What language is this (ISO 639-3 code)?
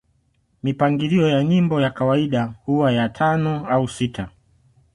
swa